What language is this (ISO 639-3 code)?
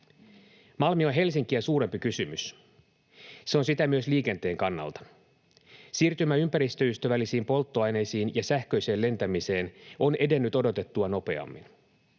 fin